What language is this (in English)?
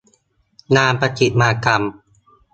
Thai